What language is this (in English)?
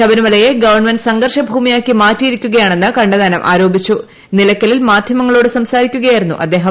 Malayalam